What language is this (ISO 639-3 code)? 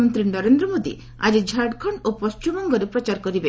ori